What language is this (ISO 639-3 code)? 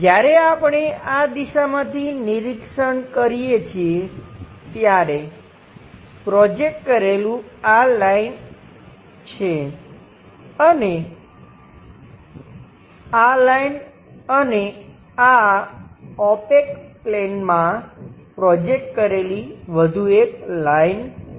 guj